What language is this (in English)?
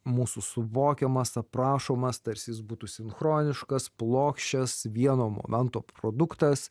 Lithuanian